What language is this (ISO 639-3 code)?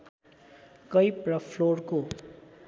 nep